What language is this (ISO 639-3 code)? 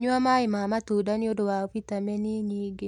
kik